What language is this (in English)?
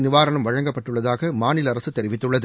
Tamil